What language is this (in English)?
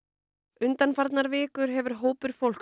Icelandic